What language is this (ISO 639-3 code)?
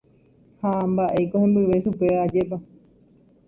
grn